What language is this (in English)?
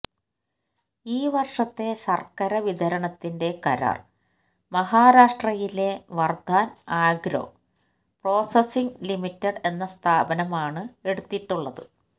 Malayalam